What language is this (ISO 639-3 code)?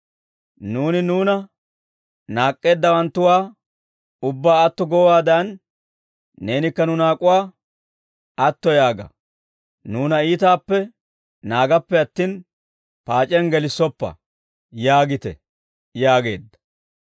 dwr